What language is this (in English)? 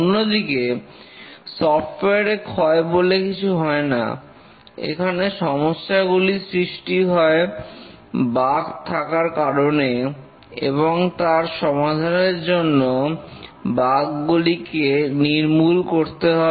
Bangla